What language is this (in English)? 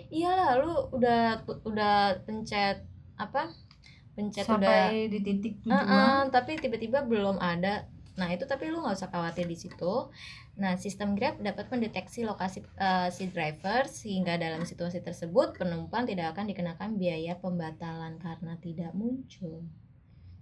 Indonesian